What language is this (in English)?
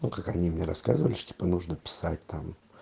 Russian